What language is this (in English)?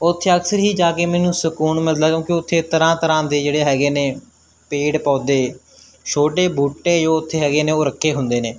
Punjabi